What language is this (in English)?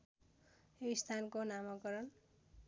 Nepali